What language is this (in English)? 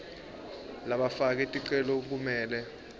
Swati